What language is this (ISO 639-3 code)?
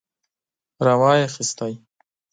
pus